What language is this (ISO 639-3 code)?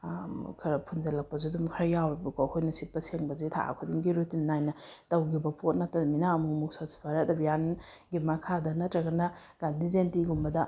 mni